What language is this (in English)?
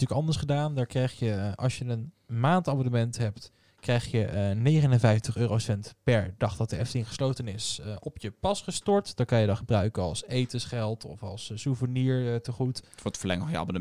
Dutch